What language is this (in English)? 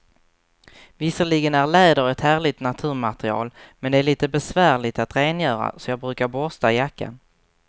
Swedish